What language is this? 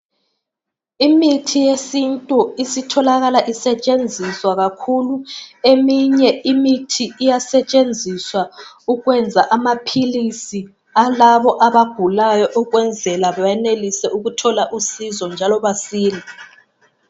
North Ndebele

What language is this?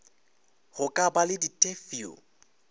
Northern Sotho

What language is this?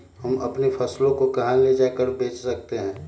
Magahi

